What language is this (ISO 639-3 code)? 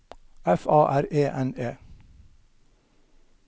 nor